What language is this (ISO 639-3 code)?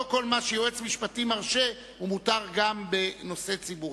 heb